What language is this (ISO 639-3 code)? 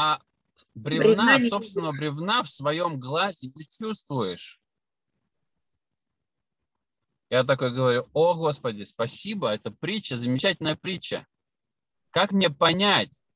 rus